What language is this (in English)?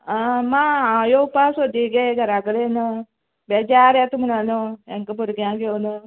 Konkani